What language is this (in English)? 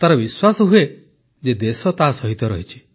Odia